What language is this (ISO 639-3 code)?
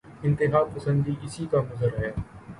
urd